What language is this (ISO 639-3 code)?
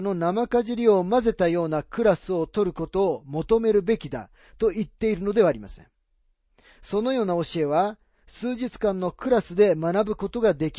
jpn